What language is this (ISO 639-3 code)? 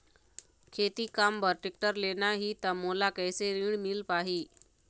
hne